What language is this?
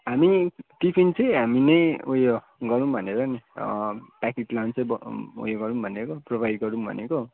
Nepali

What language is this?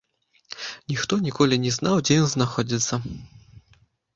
Belarusian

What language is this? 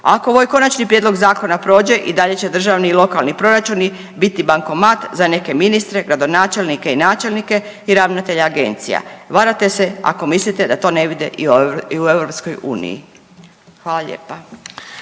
Croatian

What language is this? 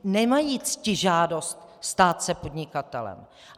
Czech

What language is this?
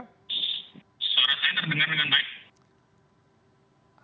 Indonesian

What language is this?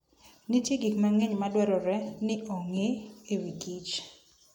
Luo (Kenya and Tanzania)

